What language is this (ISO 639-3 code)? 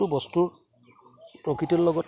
asm